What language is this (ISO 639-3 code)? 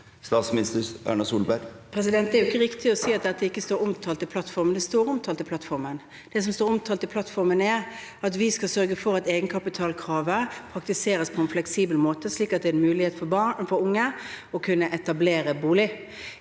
nor